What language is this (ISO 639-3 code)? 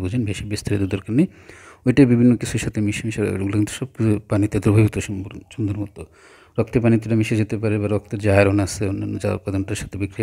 hin